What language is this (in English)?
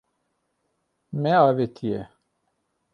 Kurdish